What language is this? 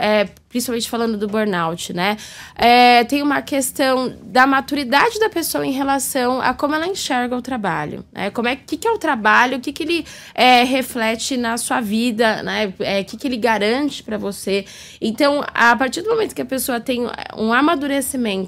Portuguese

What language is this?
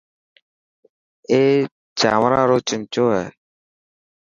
Dhatki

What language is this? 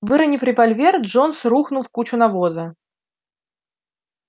Russian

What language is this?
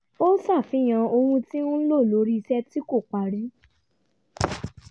Yoruba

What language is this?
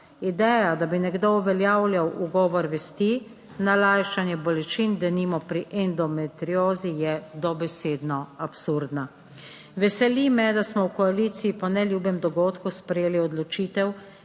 Slovenian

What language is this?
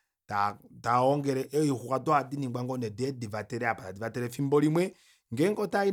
Kuanyama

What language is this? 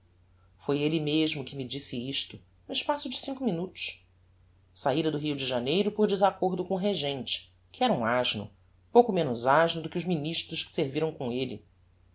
Portuguese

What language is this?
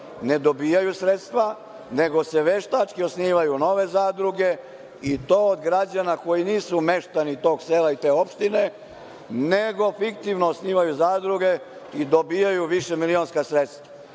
Serbian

